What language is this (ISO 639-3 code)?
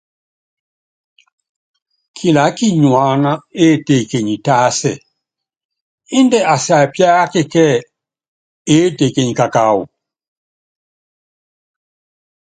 yav